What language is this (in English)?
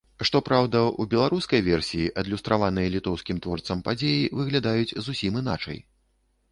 Belarusian